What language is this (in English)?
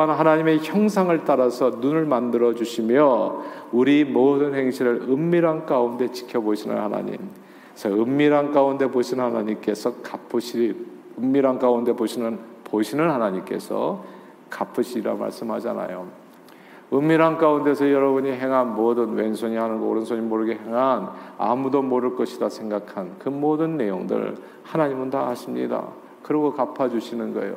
Korean